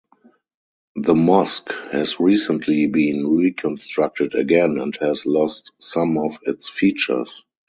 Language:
English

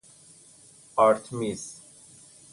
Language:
Persian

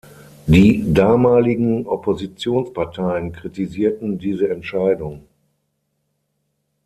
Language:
German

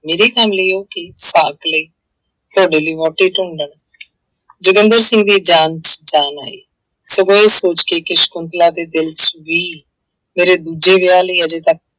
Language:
Punjabi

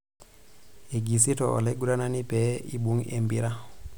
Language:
Masai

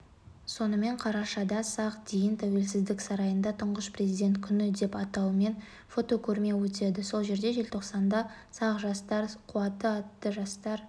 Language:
Kazakh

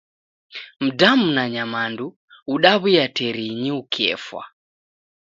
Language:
Taita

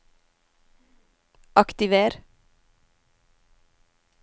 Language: Norwegian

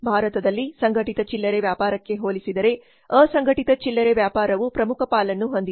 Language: Kannada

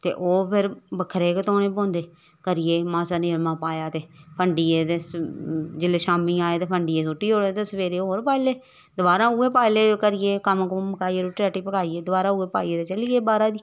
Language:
Dogri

